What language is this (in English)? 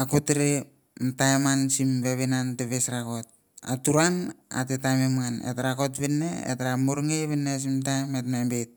Mandara